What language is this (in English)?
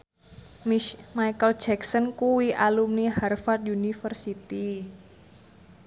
Javanese